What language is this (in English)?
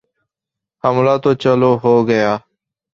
Urdu